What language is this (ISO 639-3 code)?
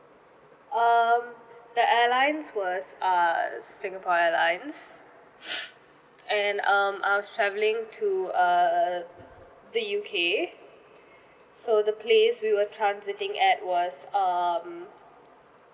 eng